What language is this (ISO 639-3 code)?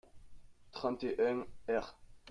fra